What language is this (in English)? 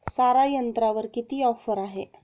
Marathi